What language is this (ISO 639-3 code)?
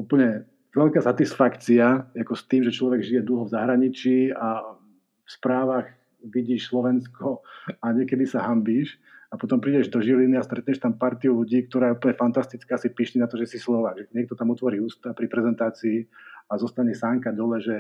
slk